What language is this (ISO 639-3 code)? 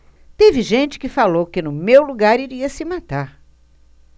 por